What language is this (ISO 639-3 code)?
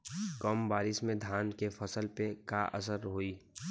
bho